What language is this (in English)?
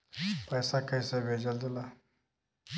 Bhojpuri